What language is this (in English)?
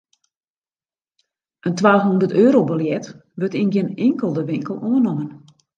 Western Frisian